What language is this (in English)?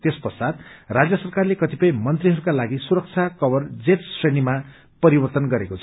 Nepali